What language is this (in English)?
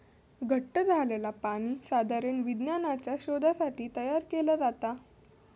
Marathi